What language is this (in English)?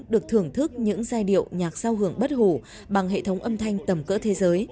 Vietnamese